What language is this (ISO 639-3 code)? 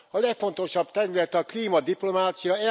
hun